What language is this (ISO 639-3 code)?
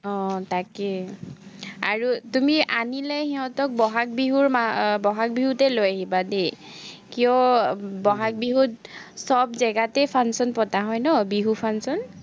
asm